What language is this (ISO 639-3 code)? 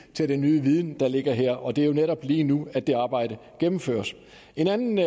dan